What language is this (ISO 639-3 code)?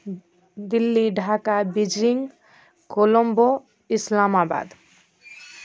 mai